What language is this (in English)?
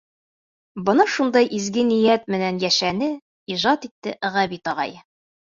Bashkir